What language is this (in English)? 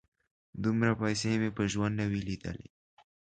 Pashto